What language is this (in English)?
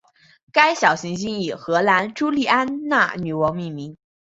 Chinese